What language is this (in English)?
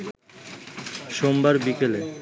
Bangla